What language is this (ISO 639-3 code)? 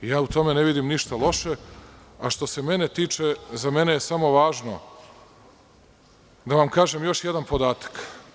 srp